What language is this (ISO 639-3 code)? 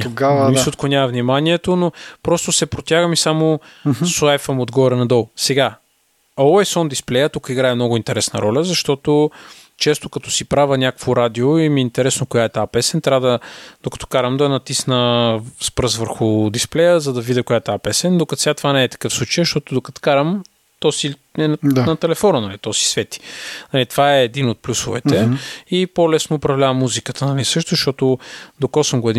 bul